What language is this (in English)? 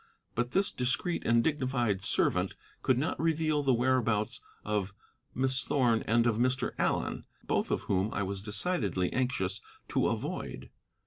English